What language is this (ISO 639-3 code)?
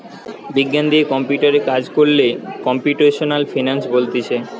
ben